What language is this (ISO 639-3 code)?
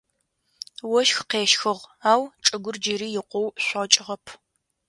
ady